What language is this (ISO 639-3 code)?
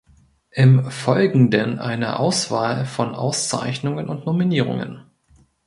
deu